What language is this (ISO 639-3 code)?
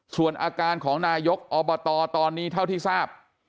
tha